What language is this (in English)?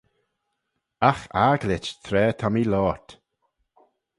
Manx